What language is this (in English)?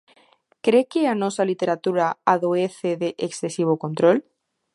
Galician